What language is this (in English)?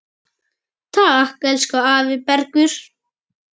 Icelandic